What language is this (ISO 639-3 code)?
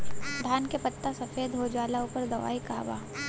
bho